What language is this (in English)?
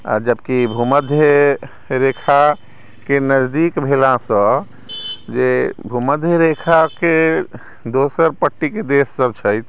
Maithili